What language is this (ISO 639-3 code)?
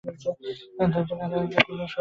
ben